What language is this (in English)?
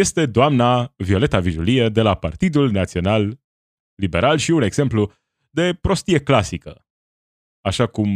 Romanian